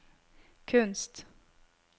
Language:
Norwegian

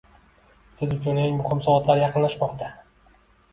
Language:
Uzbek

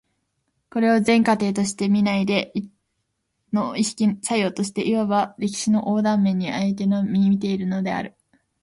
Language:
Japanese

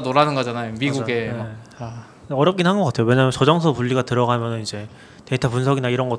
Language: Korean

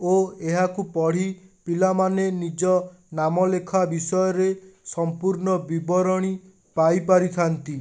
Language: Odia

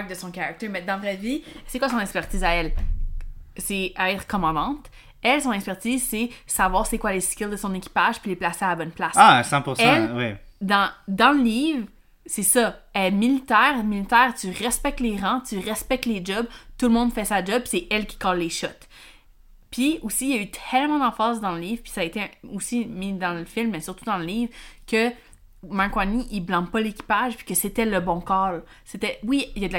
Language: French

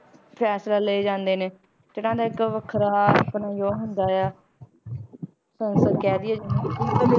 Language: Punjabi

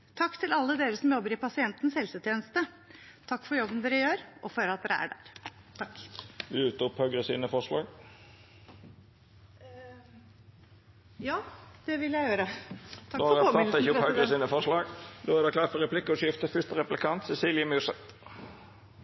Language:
Norwegian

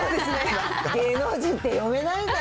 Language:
Japanese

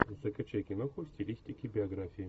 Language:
Russian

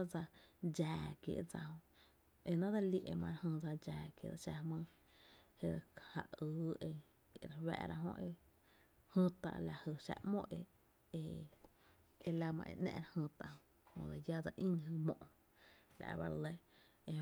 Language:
Tepinapa Chinantec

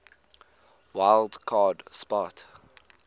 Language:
English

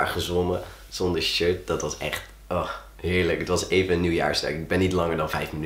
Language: Dutch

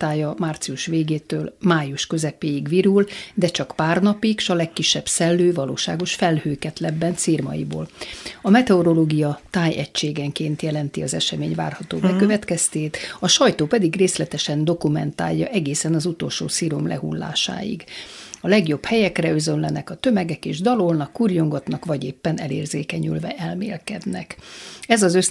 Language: Hungarian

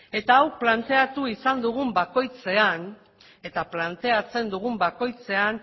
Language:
Basque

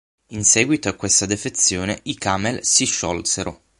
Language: Italian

